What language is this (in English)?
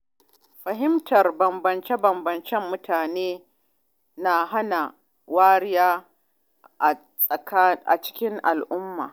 Hausa